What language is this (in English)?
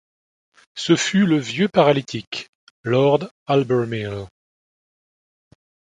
French